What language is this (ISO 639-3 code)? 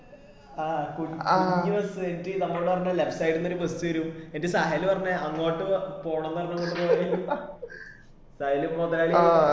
mal